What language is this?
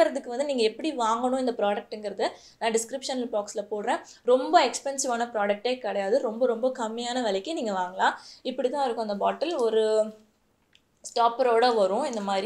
Spanish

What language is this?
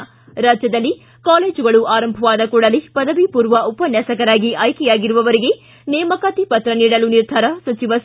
Kannada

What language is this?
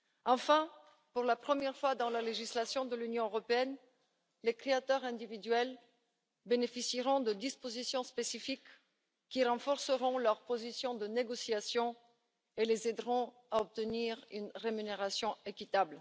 French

